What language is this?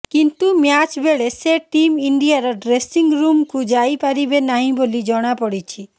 Odia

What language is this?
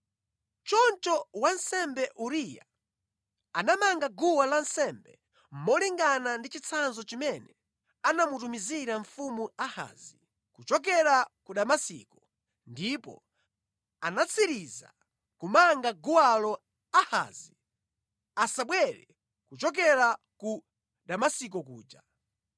Nyanja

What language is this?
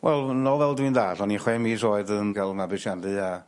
Welsh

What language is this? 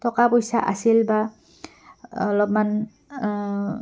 Assamese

